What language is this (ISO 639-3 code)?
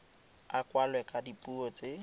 tsn